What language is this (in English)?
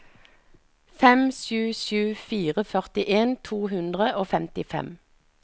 Norwegian